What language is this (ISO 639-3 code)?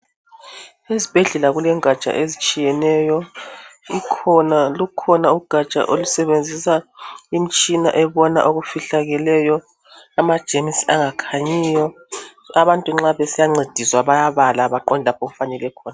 nde